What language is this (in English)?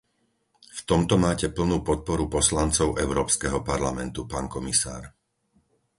Slovak